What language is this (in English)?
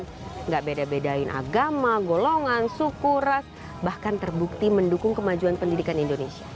Indonesian